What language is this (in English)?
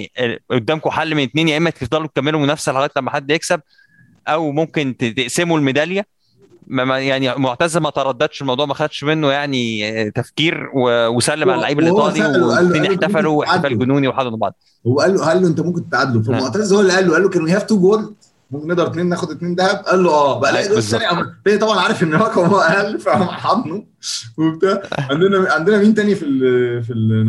Arabic